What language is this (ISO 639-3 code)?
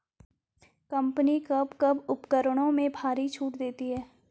hin